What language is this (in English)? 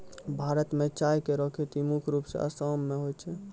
Maithili